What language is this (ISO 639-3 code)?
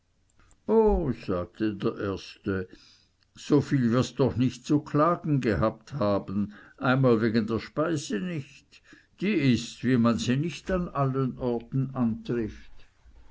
deu